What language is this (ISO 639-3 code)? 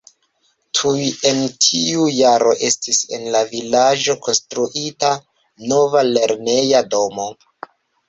epo